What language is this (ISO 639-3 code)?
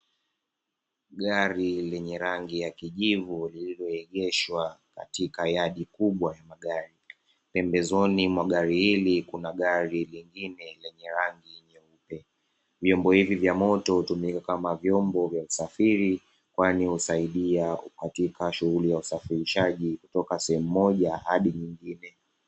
swa